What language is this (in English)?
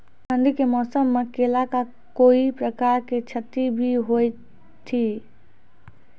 Maithili